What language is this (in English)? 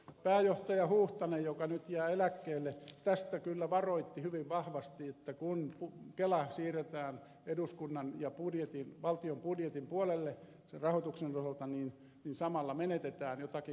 Finnish